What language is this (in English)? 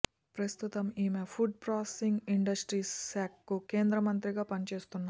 Telugu